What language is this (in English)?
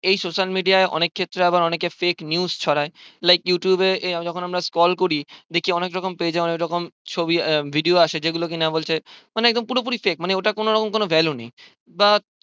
Bangla